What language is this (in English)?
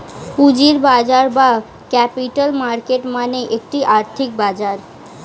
Bangla